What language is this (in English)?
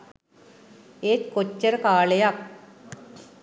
Sinhala